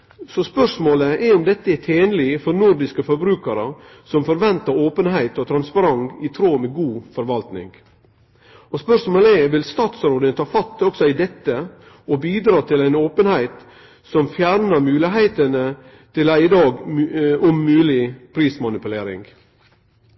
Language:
Norwegian Nynorsk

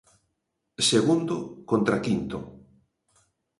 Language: Galician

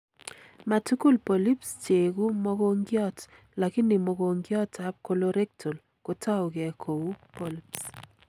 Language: Kalenjin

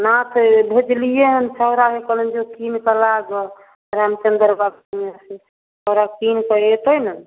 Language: Maithili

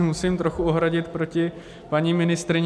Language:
Czech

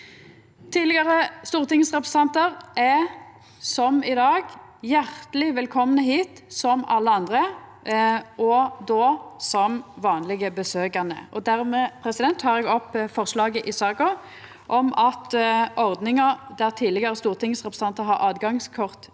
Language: Norwegian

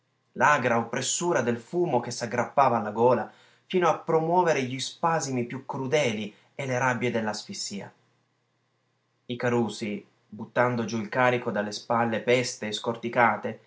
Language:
Italian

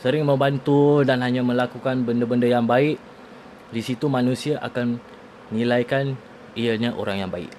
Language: Malay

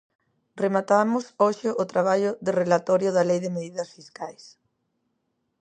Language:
Galician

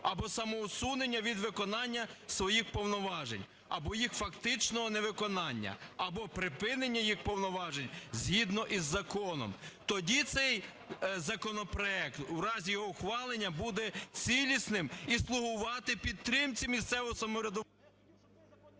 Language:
Ukrainian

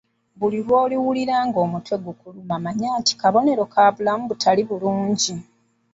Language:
Ganda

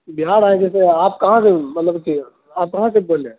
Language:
Urdu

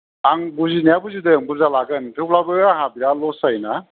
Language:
Bodo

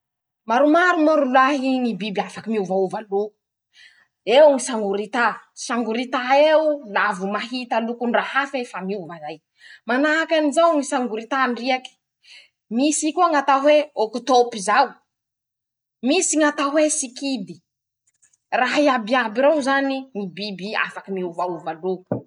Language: Masikoro Malagasy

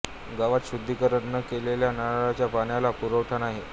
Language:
Marathi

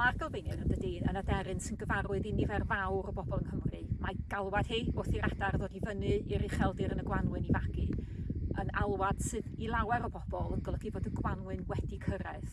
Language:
Welsh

